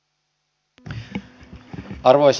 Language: Finnish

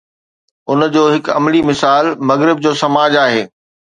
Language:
Sindhi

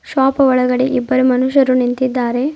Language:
Kannada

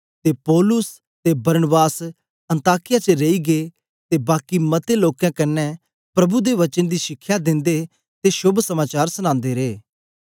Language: Dogri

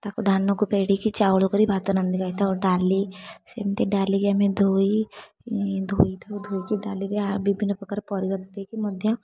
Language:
Odia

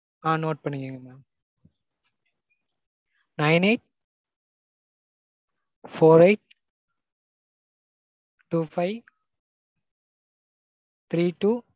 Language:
Tamil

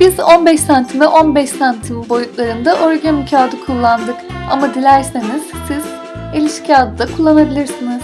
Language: Turkish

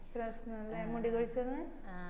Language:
Malayalam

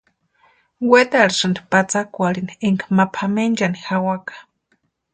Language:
Western Highland Purepecha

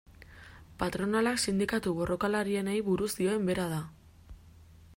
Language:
Basque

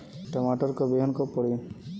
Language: Bhojpuri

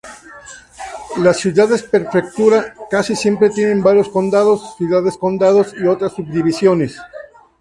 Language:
Spanish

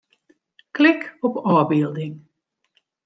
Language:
Western Frisian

